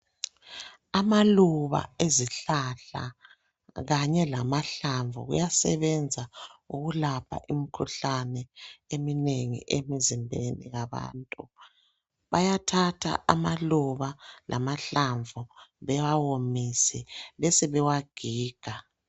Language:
North Ndebele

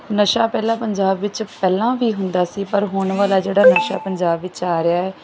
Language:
Punjabi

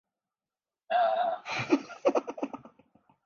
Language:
Urdu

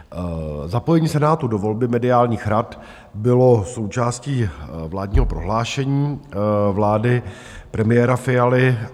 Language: Czech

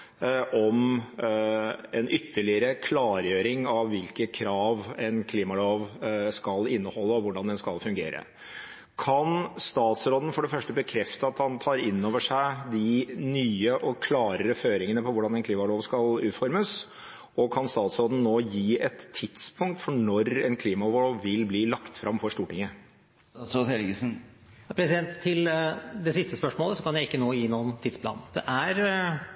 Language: Norwegian Bokmål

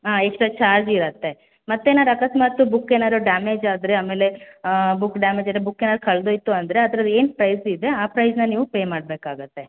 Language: Kannada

